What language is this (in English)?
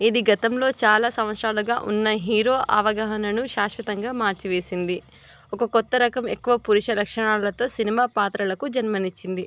Telugu